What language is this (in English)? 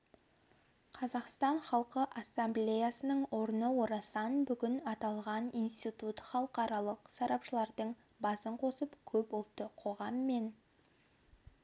Kazakh